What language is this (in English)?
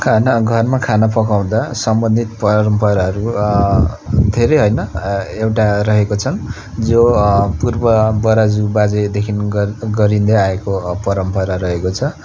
Nepali